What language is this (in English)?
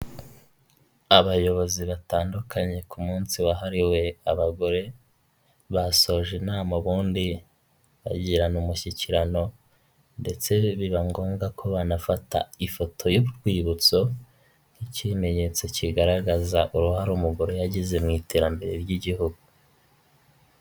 Kinyarwanda